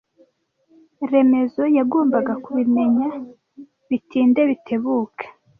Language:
Kinyarwanda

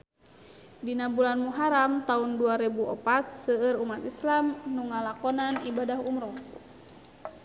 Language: Sundanese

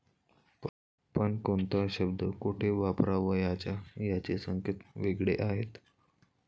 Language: Marathi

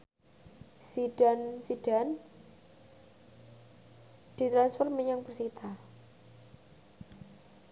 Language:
Javanese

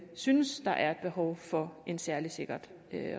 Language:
Danish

